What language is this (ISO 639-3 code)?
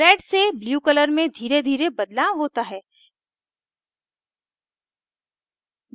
hin